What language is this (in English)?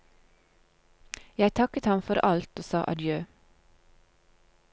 Norwegian